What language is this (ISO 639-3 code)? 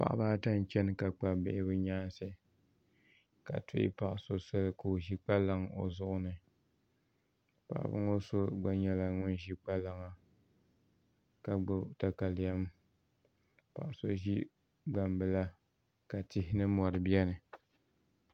dag